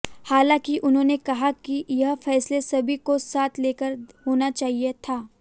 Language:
Hindi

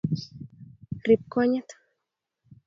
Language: Kalenjin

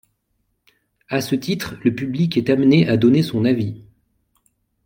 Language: French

